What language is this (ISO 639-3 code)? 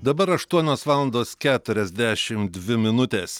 lit